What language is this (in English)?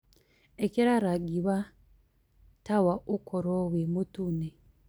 Kikuyu